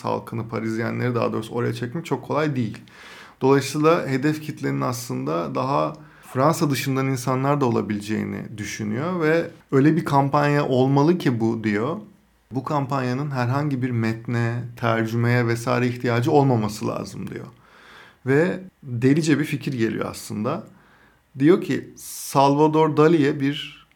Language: Turkish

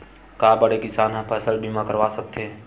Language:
Chhattisgarhi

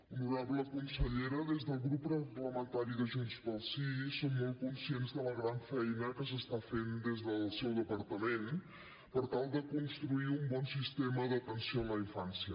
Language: Catalan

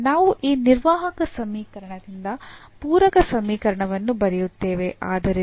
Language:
Kannada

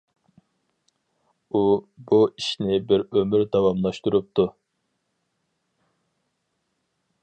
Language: Uyghur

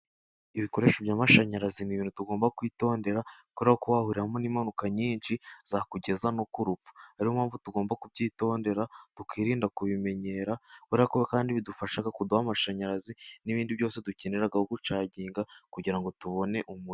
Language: Kinyarwanda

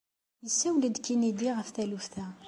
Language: Kabyle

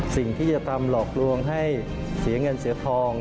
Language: Thai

